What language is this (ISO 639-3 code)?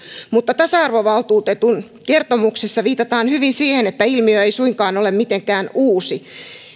fin